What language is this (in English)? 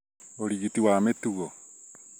Kikuyu